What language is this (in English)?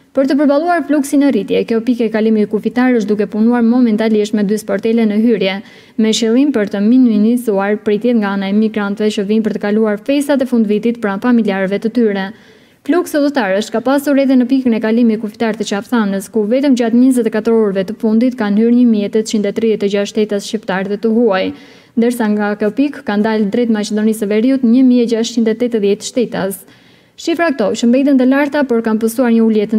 Romanian